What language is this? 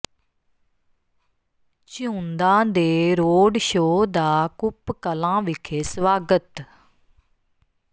Punjabi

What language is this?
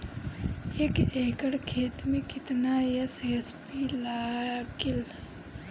Bhojpuri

